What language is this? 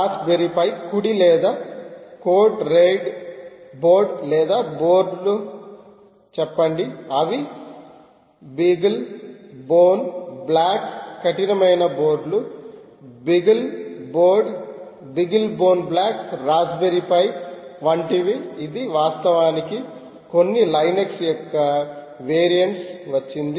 Telugu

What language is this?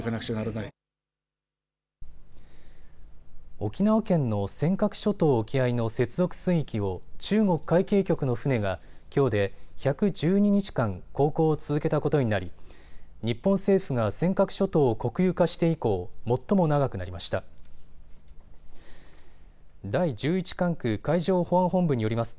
Japanese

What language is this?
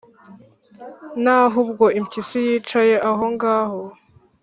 Kinyarwanda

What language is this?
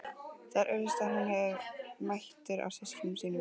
Icelandic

